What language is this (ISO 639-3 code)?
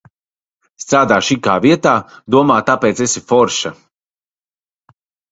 lav